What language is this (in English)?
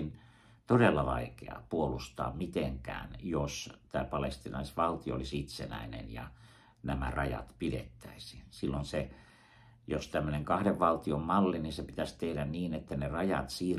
Finnish